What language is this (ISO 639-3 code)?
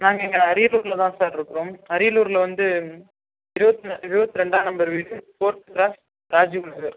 tam